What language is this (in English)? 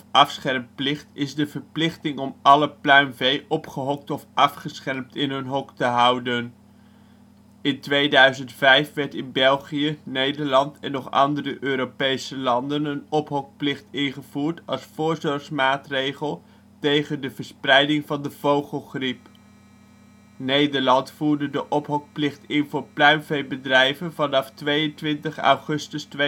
Dutch